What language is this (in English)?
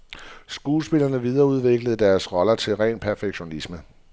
Danish